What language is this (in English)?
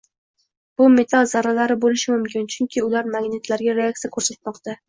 Uzbek